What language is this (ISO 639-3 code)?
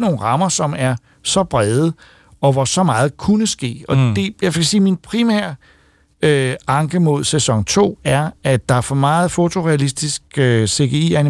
dan